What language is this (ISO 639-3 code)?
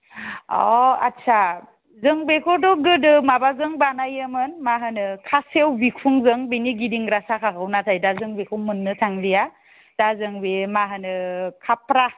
brx